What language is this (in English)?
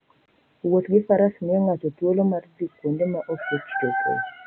Luo (Kenya and Tanzania)